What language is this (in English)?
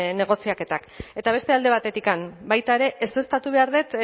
Basque